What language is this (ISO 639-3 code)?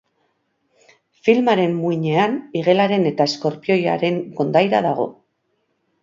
eus